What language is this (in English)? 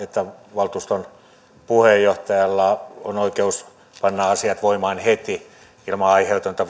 Finnish